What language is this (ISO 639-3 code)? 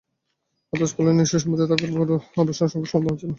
ben